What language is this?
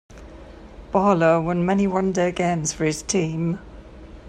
English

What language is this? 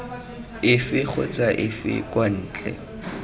Tswana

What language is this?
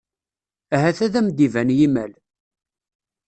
Kabyle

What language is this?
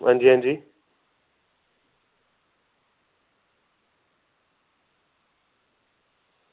Dogri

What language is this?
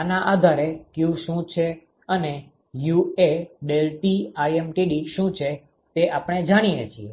Gujarati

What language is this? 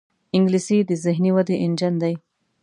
Pashto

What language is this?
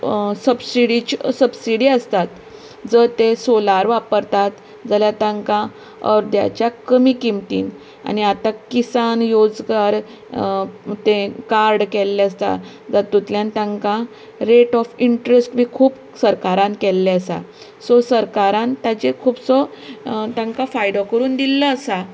Konkani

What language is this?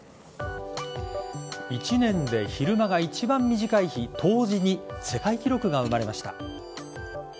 Japanese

